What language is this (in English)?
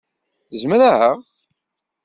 Kabyle